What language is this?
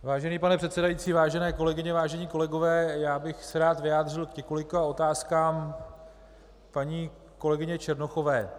Czech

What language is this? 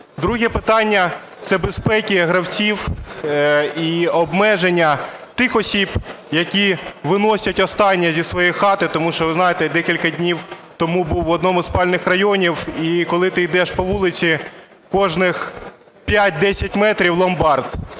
Ukrainian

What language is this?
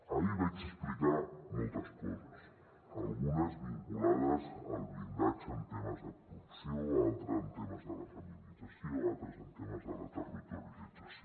Catalan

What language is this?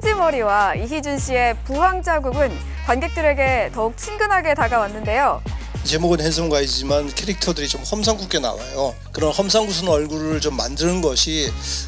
Korean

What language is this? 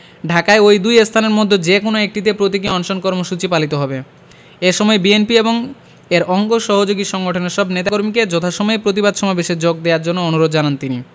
Bangla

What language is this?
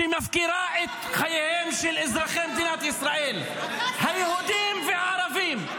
Hebrew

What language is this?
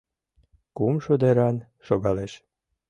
Mari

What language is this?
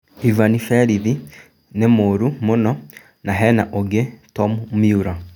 Kikuyu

